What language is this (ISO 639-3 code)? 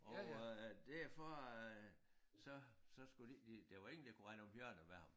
dan